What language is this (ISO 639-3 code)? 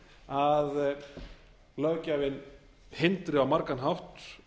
isl